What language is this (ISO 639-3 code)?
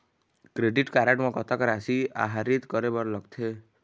hne